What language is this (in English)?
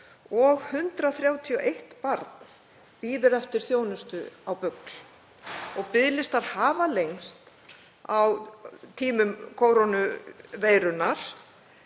Icelandic